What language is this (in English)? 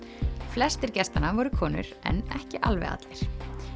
Icelandic